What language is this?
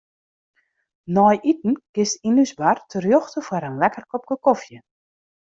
Western Frisian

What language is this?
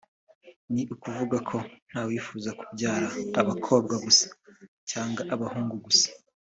Kinyarwanda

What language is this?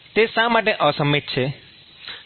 Gujarati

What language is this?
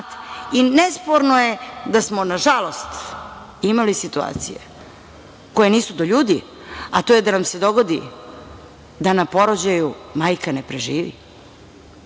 Serbian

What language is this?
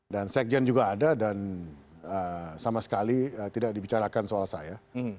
Indonesian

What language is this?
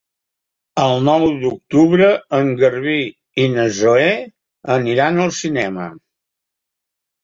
Catalan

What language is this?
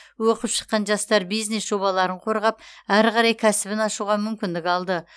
Kazakh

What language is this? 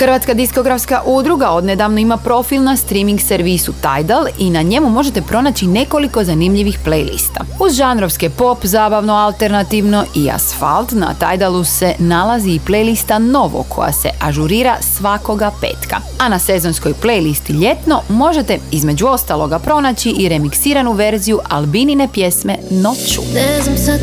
Croatian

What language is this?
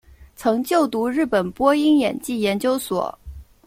Chinese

